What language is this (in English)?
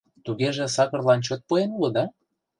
Mari